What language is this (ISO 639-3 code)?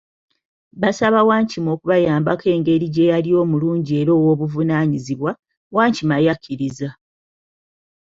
lug